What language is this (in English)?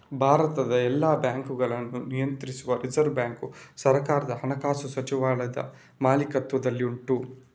Kannada